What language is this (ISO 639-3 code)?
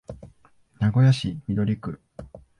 jpn